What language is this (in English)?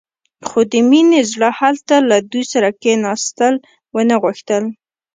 Pashto